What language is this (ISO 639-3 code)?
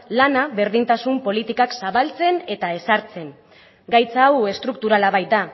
eus